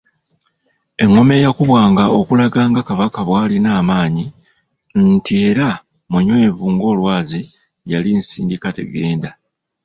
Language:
Ganda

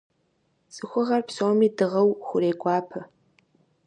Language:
Kabardian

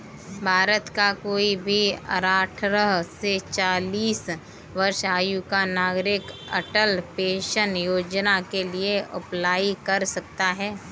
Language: Hindi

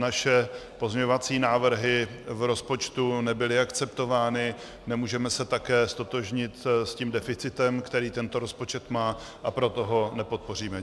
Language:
Czech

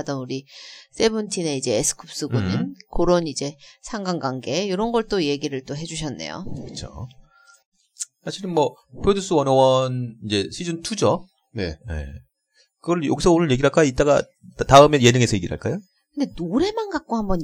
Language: Korean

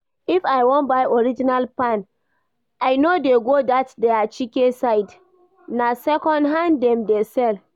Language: Nigerian Pidgin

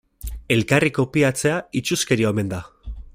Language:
Basque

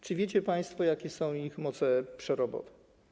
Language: Polish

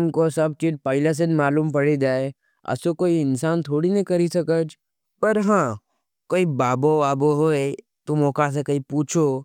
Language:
Nimadi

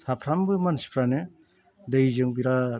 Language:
Bodo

